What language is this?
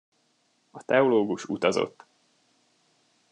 Hungarian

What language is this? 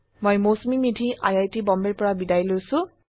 Assamese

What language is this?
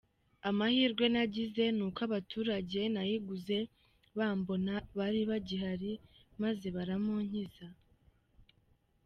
Kinyarwanda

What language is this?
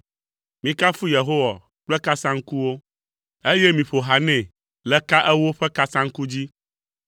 Ewe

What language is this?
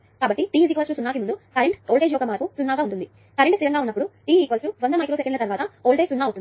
Telugu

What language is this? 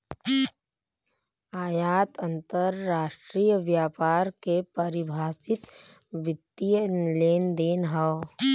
Bhojpuri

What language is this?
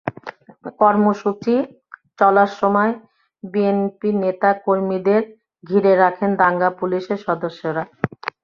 Bangla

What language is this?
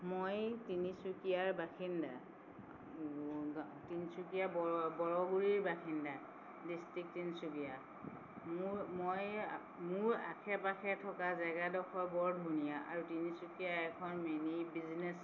Assamese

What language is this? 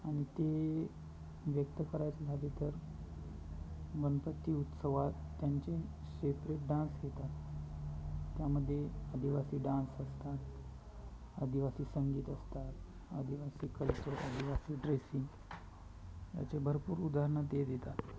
Marathi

